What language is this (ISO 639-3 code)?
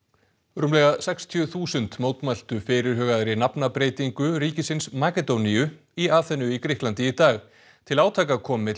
isl